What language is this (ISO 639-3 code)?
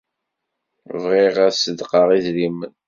kab